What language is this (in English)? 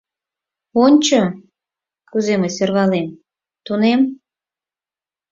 Mari